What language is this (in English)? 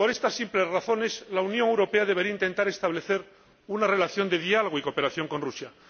Spanish